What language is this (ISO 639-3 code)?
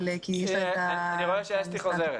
heb